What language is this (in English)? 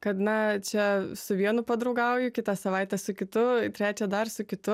Lithuanian